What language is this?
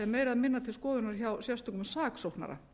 Icelandic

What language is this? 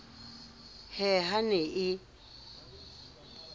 Southern Sotho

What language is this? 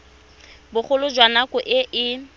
Tswana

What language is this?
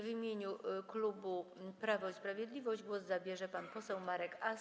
Polish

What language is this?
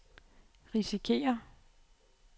Danish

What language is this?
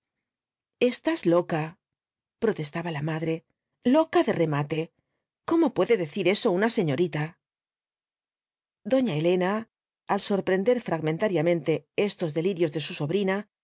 Spanish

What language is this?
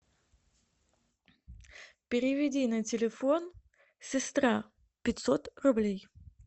Russian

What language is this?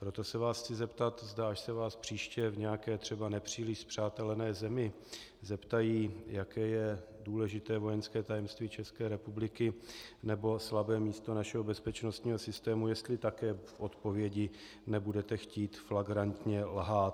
Czech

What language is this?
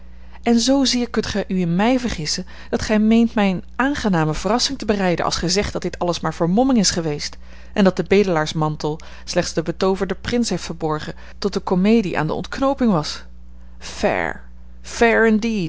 Dutch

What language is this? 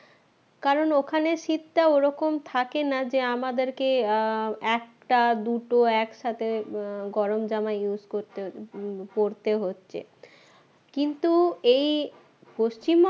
Bangla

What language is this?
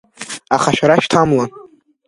Abkhazian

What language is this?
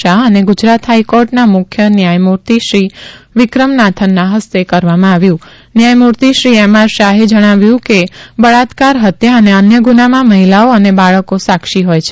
Gujarati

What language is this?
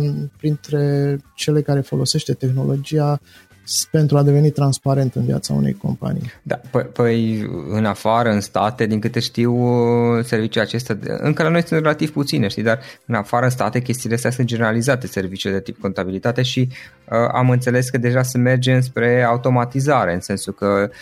Romanian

